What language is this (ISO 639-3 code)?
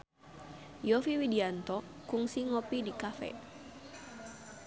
sun